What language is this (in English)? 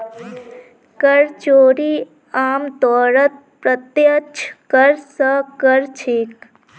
Magahi